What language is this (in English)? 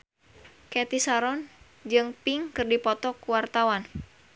Sundanese